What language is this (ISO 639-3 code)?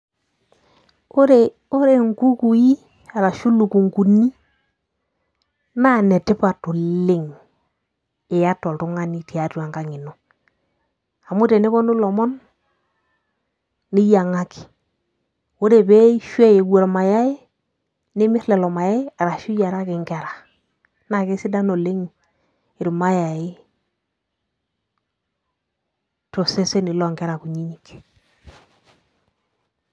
mas